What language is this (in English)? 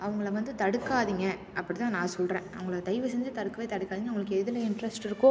Tamil